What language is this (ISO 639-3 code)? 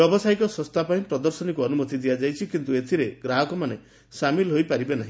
ori